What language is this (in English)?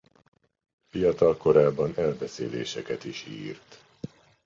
Hungarian